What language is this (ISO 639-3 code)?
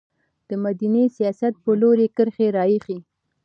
pus